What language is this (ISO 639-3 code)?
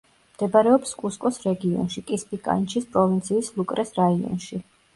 kat